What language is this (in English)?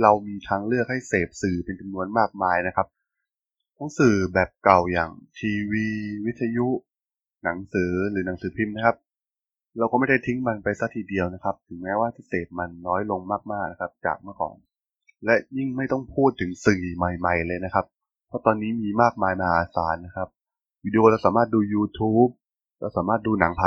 Thai